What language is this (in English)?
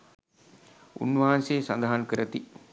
Sinhala